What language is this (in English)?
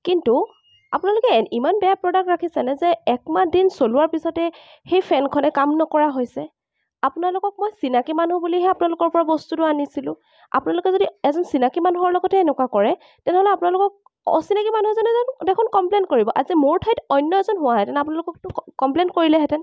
Assamese